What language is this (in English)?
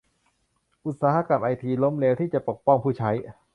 Thai